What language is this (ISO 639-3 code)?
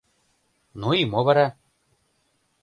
chm